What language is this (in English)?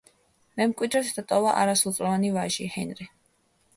Georgian